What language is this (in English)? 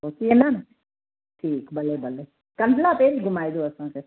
Sindhi